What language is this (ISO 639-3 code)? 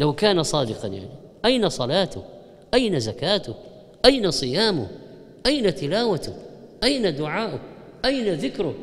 ara